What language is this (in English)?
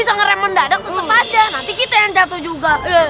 Indonesian